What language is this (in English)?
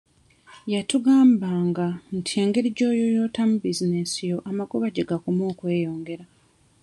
Ganda